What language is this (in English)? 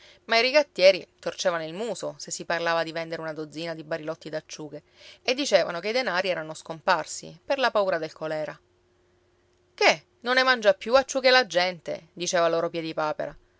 Italian